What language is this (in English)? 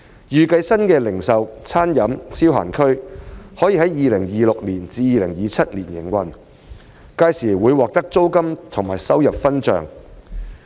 Cantonese